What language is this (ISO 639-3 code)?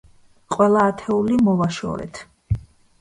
kat